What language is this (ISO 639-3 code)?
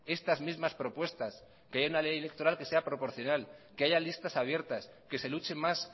spa